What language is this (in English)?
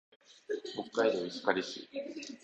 Japanese